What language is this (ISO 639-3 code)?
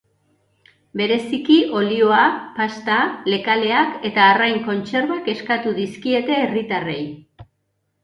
eus